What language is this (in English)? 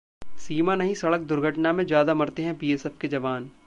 Hindi